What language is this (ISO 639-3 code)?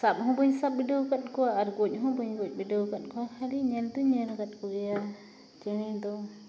sat